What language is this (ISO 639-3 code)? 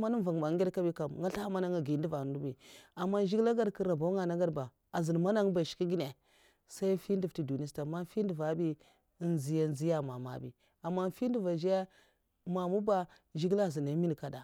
maf